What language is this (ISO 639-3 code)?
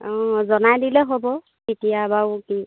asm